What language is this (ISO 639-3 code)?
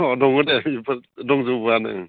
brx